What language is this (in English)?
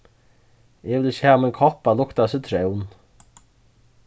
Faroese